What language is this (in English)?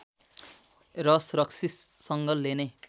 Nepali